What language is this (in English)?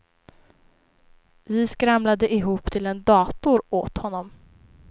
Swedish